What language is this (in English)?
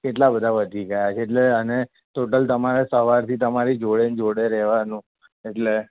Gujarati